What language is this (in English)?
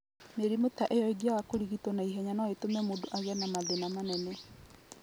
Kikuyu